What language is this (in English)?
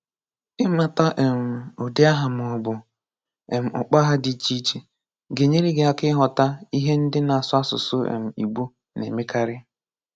Igbo